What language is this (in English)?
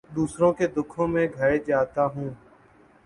Urdu